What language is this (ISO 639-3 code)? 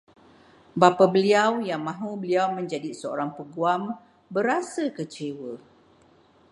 msa